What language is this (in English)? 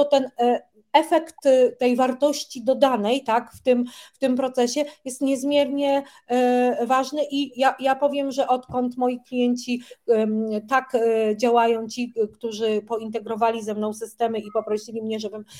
Polish